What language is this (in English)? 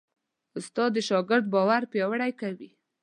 Pashto